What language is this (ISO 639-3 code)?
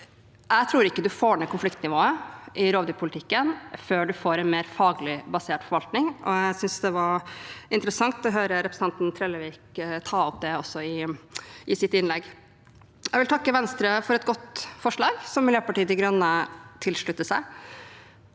nor